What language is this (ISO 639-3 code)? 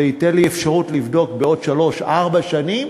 heb